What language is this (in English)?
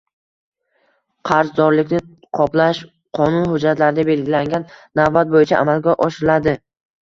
Uzbek